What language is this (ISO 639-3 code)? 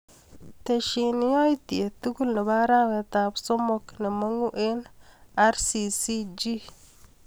kln